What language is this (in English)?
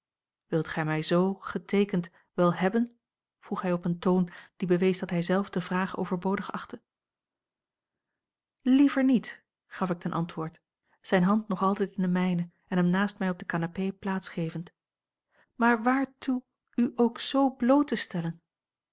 Dutch